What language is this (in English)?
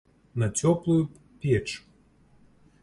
Belarusian